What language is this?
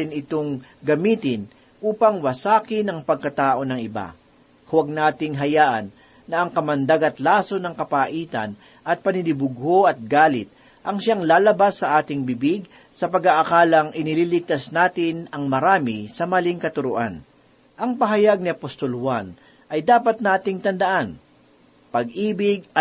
Filipino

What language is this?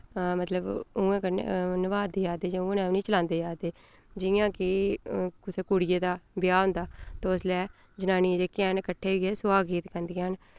Dogri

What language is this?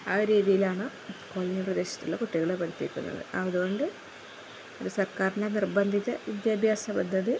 Malayalam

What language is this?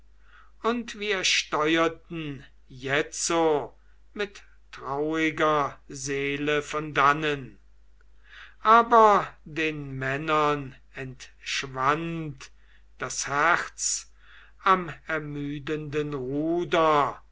German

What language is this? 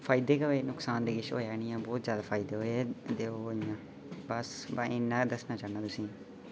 Dogri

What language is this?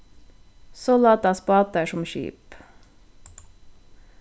Faroese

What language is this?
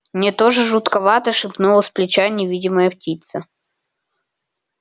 Russian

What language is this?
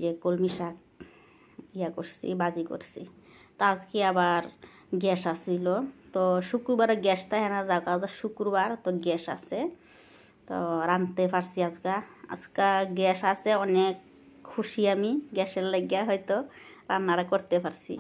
Indonesian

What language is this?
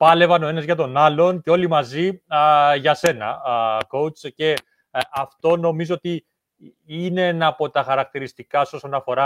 Greek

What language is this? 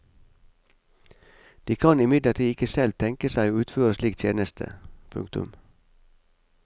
Norwegian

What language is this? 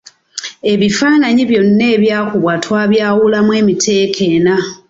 Ganda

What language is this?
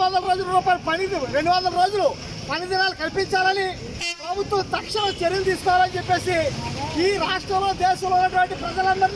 Romanian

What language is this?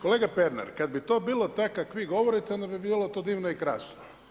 Croatian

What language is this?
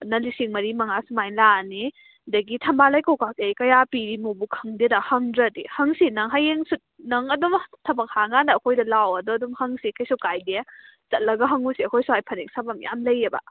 Manipuri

